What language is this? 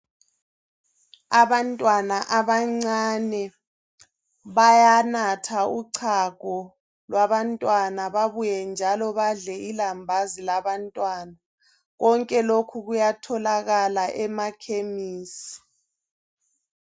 North Ndebele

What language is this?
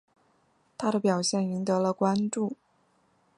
Chinese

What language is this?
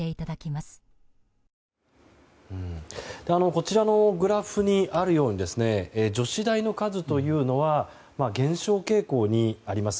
Japanese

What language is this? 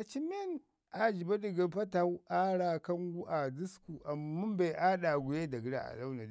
Ngizim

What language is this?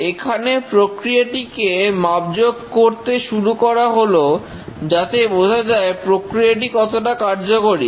Bangla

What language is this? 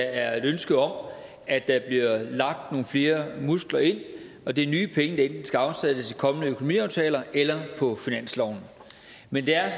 Danish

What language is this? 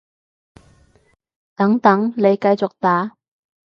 Cantonese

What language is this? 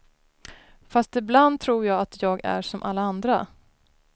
Swedish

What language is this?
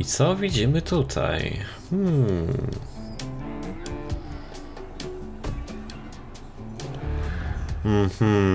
Polish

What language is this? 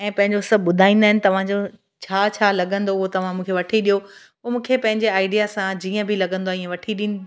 Sindhi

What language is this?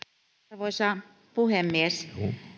Finnish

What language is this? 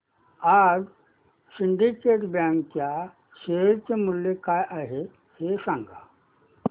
Marathi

